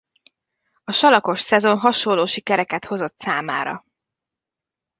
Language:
Hungarian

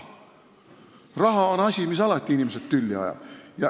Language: Estonian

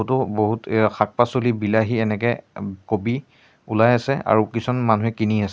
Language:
Assamese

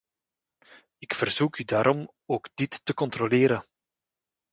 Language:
Dutch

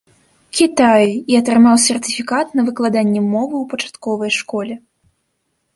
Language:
Belarusian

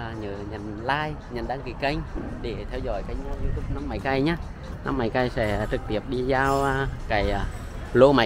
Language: Vietnamese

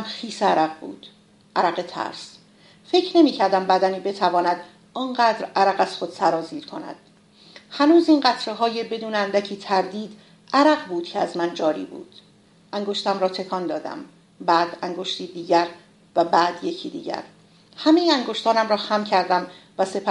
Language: Persian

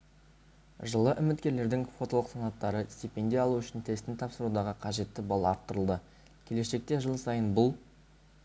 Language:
Kazakh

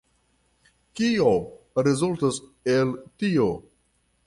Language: Esperanto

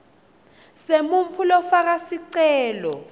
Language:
Swati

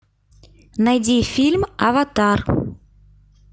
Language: Russian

